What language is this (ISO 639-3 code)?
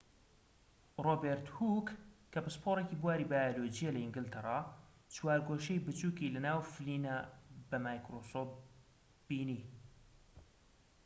ckb